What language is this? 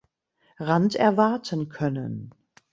German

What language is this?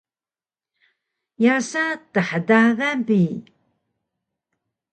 Taroko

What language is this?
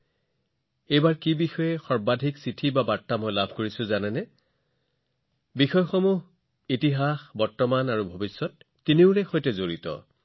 Assamese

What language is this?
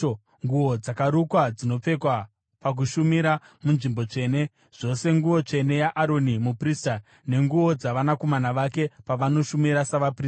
Shona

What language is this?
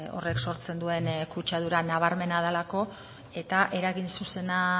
Basque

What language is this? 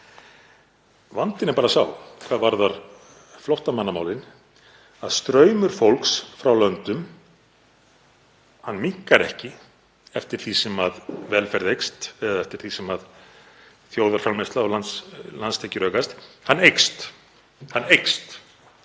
Icelandic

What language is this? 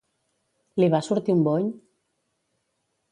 Catalan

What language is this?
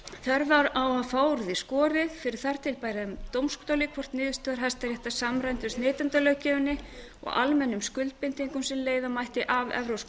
Icelandic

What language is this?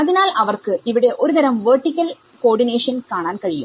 Malayalam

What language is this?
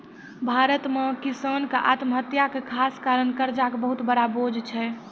Maithili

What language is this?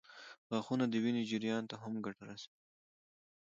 Pashto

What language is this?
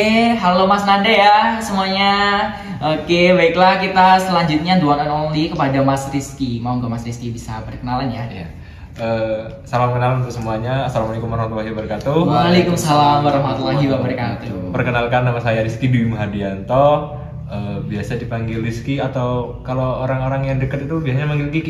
Indonesian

